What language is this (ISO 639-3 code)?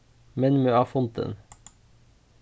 fao